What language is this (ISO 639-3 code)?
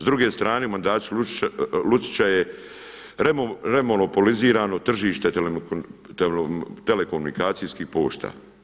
hrv